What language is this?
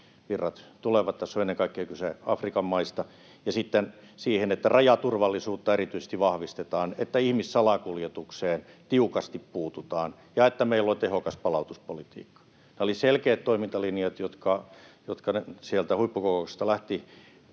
Finnish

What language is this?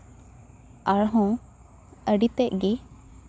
Santali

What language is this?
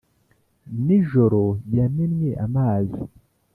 Kinyarwanda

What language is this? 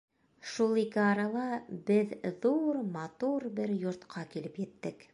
Bashkir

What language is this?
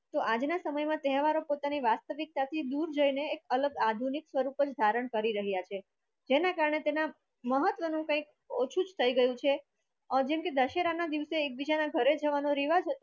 Gujarati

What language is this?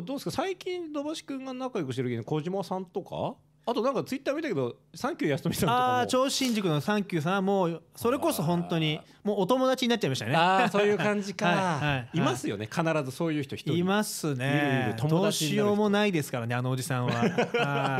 Japanese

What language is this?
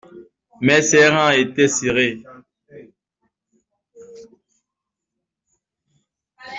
French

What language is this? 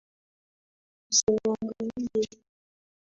Swahili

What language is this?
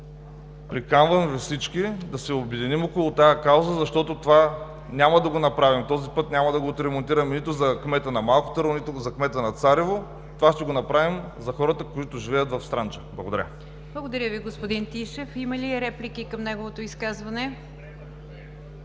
Bulgarian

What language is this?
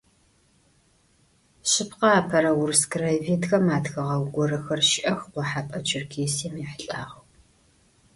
Adyghe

